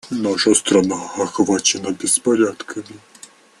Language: Russian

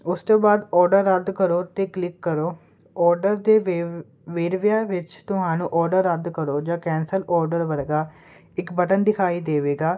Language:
Punjabi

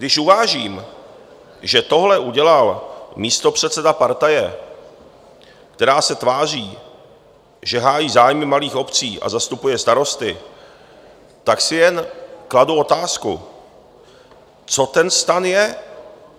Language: Czech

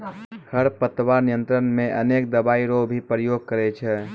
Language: Maithili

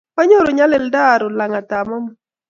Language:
Kalenjin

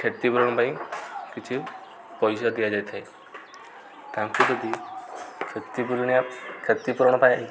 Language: Odia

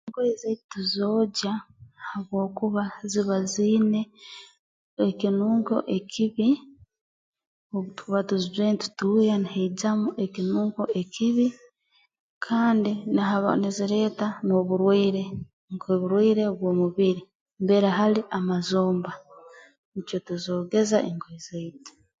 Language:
Tooro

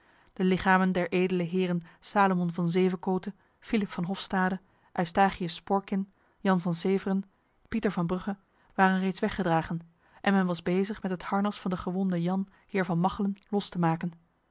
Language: Dutch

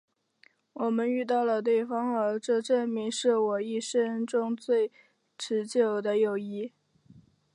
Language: Chinese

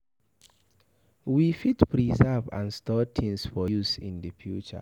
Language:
Nigerian Pidgin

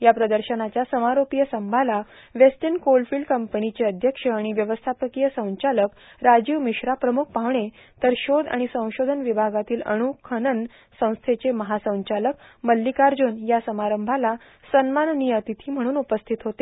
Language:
Marathi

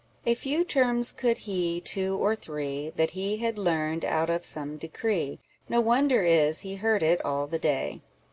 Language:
English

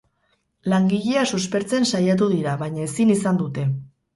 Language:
Basque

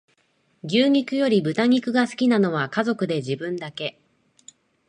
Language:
Japanese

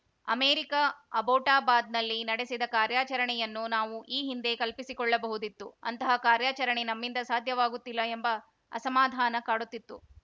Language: Kannada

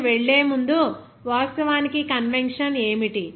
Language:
Telugu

